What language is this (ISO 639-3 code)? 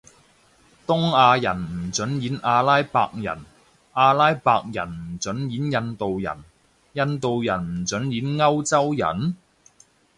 yue